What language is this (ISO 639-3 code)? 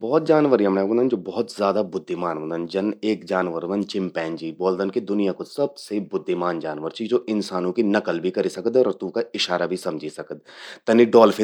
gbm